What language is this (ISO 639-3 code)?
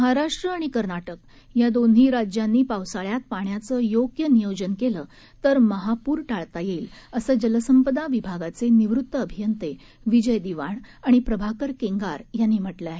mar